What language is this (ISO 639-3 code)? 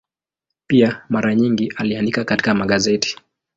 swa